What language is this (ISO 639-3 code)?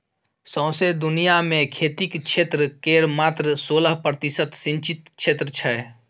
mai